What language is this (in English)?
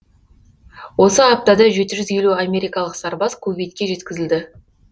Kazakh